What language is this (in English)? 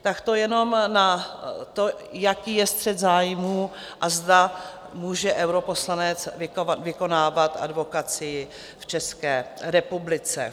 Czech